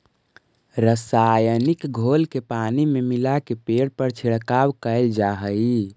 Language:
Magahi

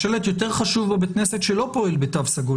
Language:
Hebrew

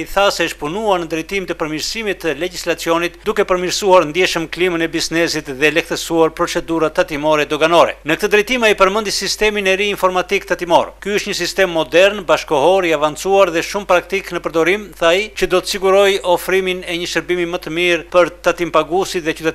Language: Romanian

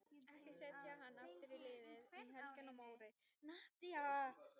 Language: Icelandic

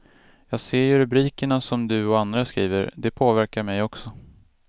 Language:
Swedish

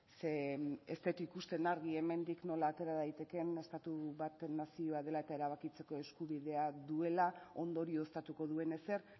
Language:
Basque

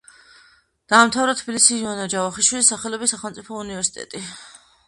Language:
Georgian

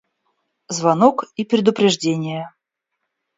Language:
Russian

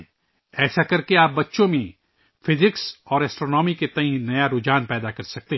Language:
Urdu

